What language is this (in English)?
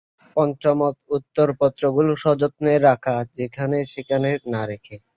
Bangla